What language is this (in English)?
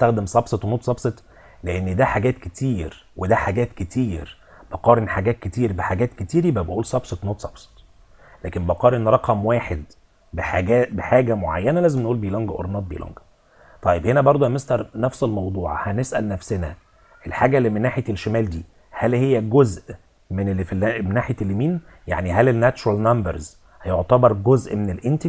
Arabic